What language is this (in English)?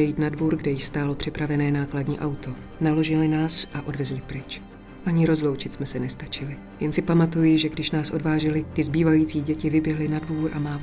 Czech